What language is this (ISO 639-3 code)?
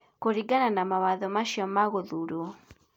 kik